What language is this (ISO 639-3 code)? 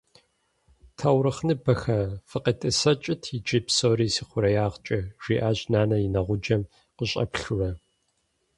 kbd